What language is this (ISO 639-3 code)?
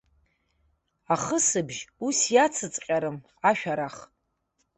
abk